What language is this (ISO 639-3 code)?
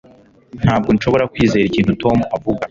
kin